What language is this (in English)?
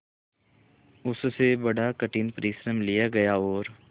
Hindi